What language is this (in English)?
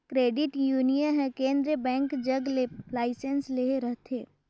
Chhattisgarhi